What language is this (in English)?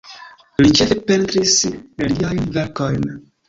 Esperanto